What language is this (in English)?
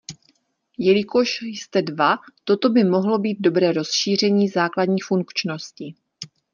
Czech